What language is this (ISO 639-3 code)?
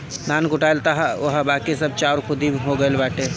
bho